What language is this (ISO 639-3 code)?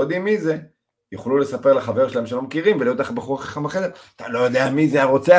heb